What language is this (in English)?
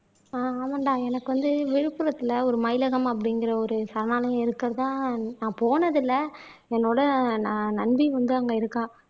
Tamil